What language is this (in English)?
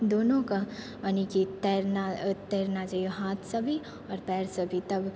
Maithili